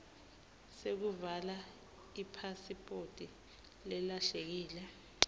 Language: Swati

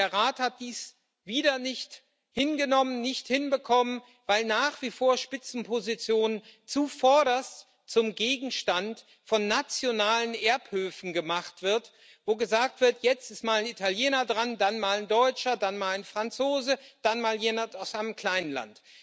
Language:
German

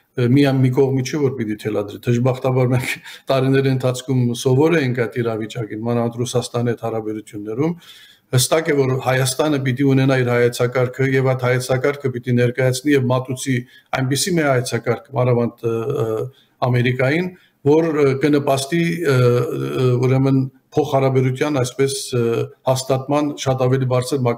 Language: Turkish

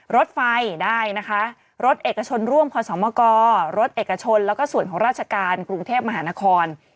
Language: Thai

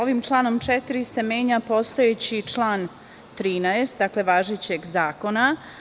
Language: Serbian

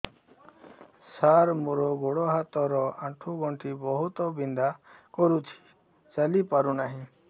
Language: Odia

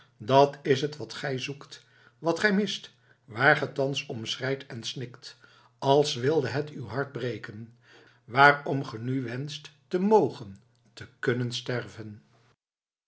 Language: Dutch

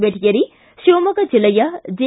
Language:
Kannada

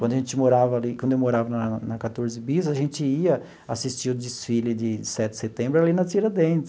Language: Portuguese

